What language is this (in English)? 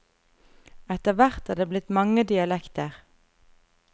Norwegian